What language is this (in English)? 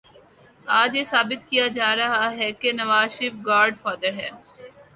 Urdu